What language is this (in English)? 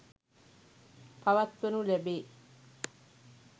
Sinhala